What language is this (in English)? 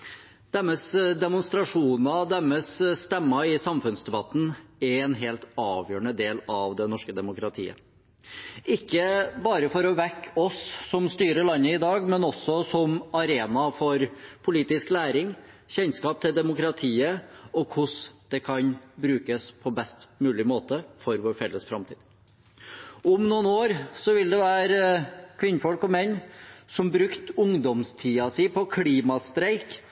Norwegian Bokmål